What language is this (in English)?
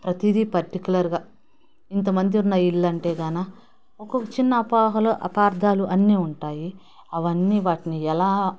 Telugu